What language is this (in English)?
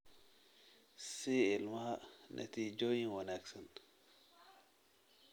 Somali